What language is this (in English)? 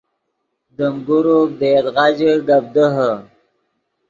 Yidgha